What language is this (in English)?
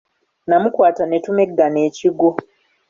Ganda